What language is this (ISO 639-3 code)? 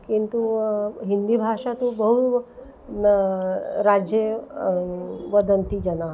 san